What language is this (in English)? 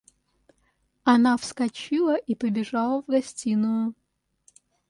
Russian